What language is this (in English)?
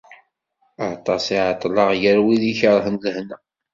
Kabyle